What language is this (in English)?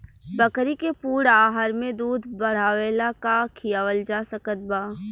Bhojpuri